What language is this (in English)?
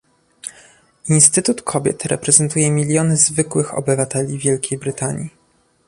Polish